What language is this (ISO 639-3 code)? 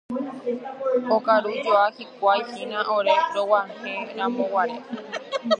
grn